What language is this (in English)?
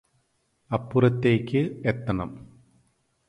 Malayalam